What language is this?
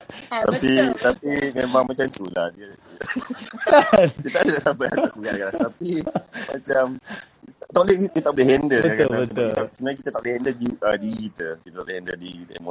Malay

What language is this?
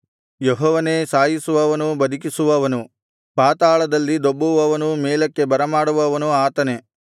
Kannada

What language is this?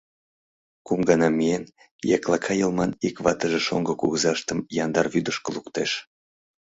Mari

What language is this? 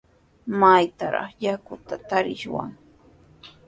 Sihuas Ancash Quechua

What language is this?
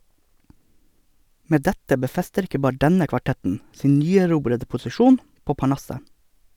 Norwegian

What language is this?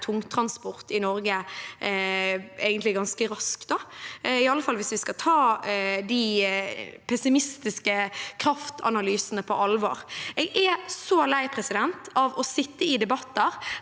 Norwegian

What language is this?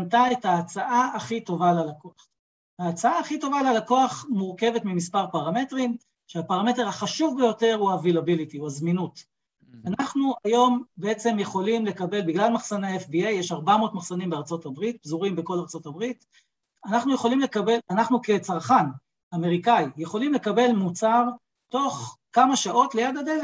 Hebrew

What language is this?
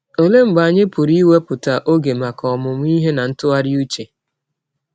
Igbo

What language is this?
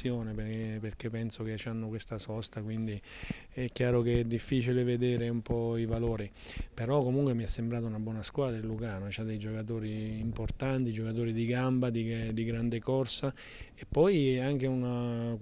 Italian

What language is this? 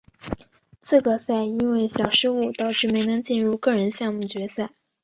Chinese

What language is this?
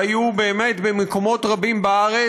Hebrew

